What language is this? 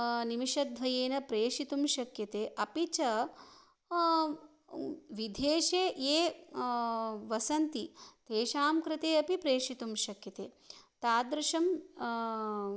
Sanskrit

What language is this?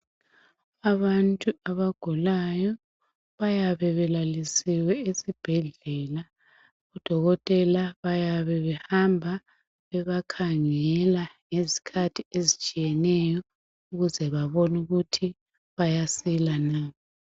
North Ndebele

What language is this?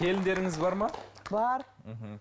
Kazakh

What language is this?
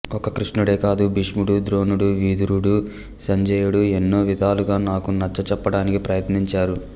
Telugu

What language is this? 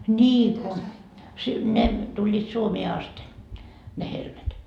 Finnish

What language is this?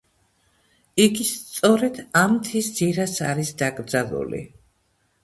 Georgian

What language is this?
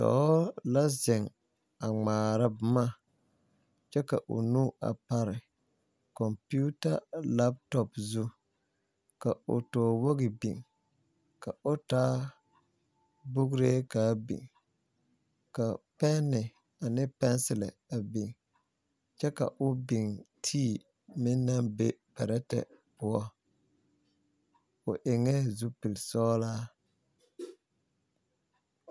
Southern Dagaare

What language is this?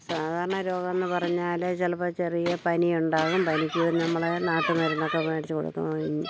Malayalam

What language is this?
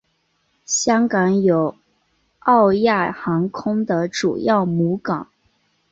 Chinese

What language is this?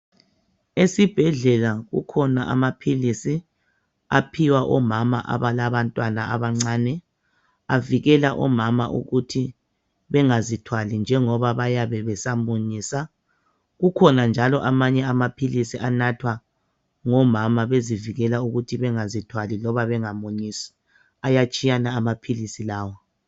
North Ndebele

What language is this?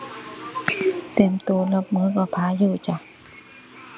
Thai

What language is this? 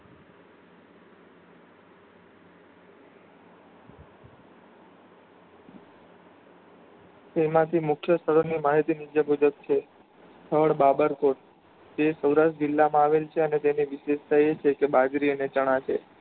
Gujarati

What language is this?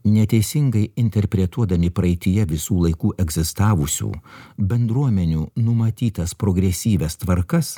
Lithuanian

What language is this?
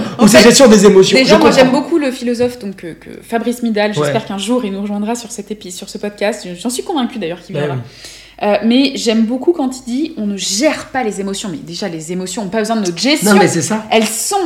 French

